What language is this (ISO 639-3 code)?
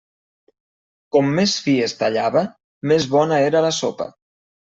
cat